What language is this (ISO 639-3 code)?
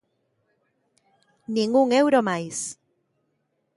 glg